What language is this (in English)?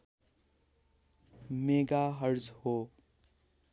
Nepali